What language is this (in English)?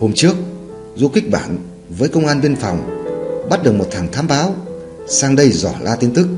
Vietnamese